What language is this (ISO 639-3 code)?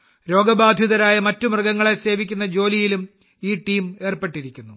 mal